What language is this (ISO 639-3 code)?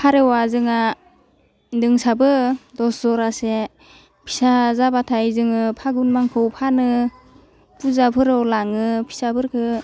brx